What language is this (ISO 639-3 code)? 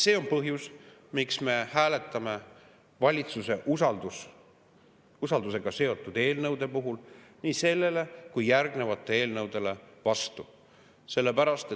est